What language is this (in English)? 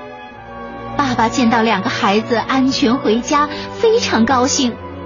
Chinese